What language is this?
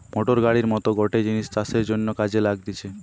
Bangla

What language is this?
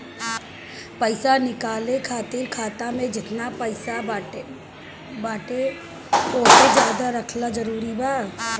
Bhojpuri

